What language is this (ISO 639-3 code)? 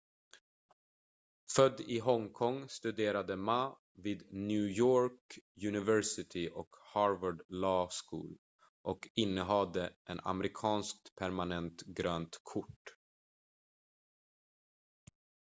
swe